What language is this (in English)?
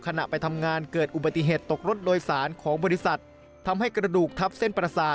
Thai